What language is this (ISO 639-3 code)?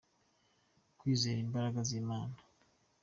kin